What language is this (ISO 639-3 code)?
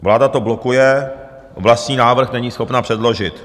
ces